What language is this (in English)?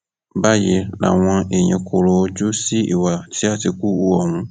Yoruba